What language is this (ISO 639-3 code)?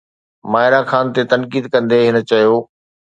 snd